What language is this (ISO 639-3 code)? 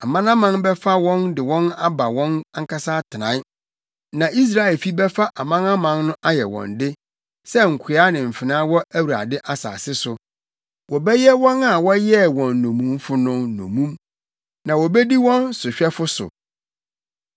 aka